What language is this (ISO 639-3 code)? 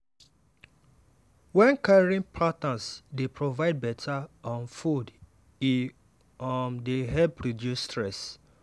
pcm